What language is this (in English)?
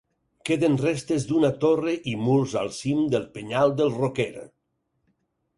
Catalan